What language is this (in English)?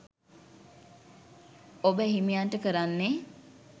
Sinhala